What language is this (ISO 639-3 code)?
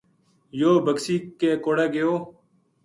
gju